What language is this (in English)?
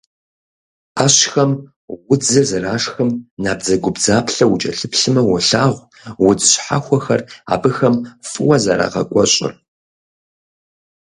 Kabardian